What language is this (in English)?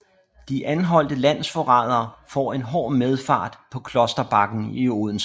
Danish